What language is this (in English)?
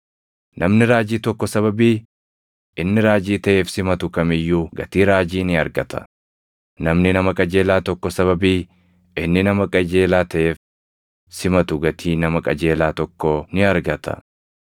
Oromo